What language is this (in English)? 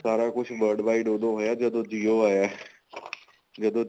Punjabi